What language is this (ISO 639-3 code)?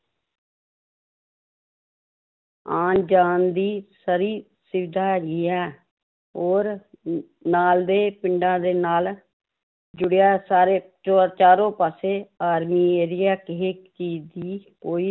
pan